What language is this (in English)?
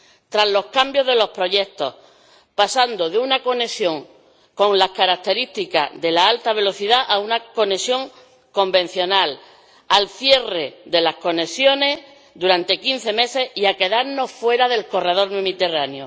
Spanish